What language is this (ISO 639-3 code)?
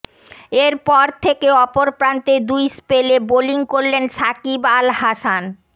ben